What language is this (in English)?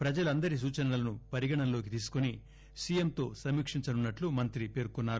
Telugu